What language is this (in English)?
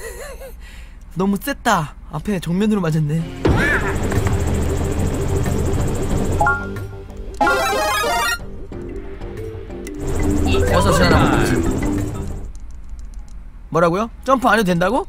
Korean